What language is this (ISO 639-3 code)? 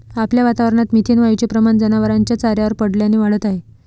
mar